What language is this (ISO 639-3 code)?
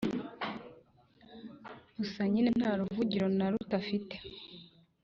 kin